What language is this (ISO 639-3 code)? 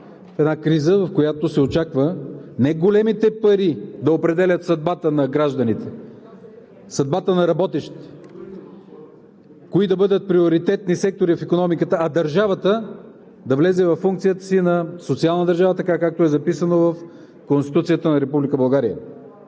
bul